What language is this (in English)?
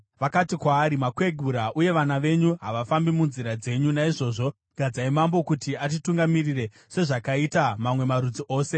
Shona